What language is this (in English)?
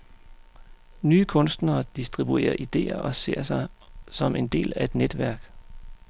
Danish